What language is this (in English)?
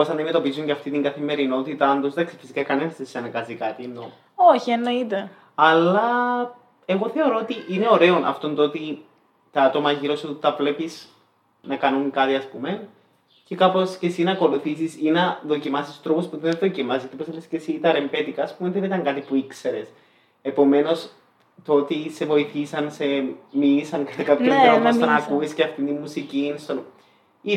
Greek